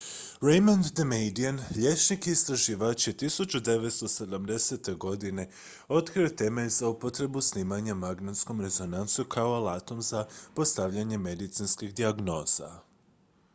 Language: Croatian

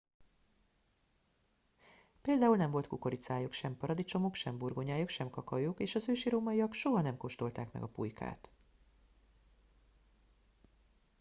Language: Hungarian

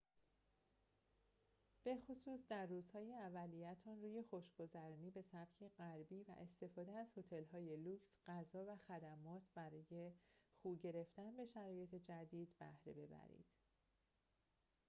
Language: Persian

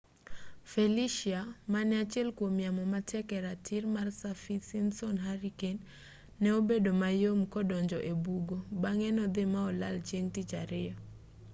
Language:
Luo (Kenya and Tanzania)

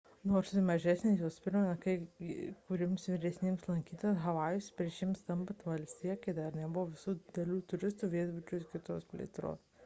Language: Lithuanian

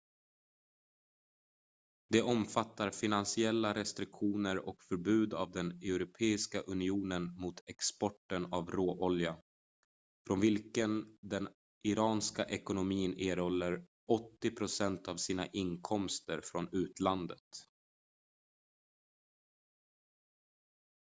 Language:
Swedish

